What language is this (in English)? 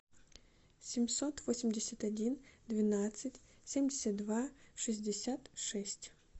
Russian